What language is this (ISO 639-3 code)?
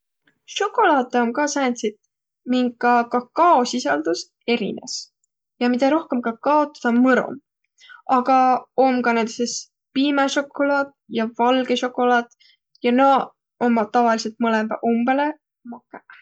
vro